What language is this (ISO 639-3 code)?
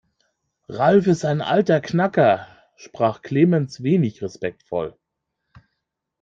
deu